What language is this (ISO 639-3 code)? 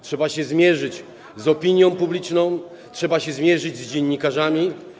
pol